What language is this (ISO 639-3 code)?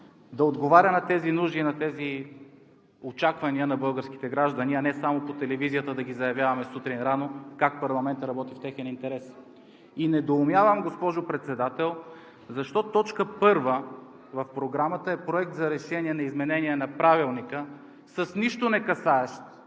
bul